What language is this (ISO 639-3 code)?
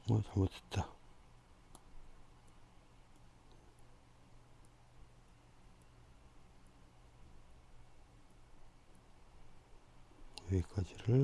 kor